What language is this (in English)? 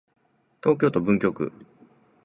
Japanese